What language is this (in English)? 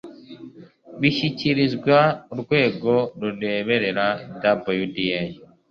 Kinyarwanda